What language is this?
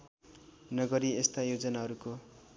Nepali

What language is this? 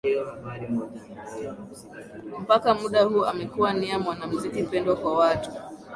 Swahili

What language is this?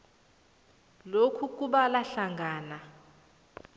South Ndebele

